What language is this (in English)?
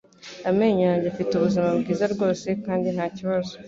Kinyarwanda